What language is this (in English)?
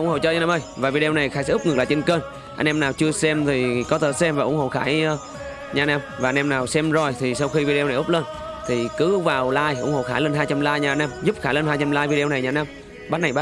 Vietnamese